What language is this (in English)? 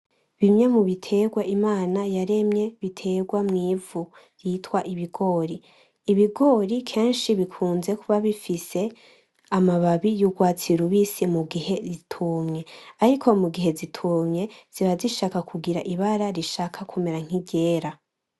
Rundi